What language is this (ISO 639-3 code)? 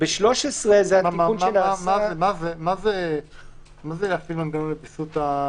heb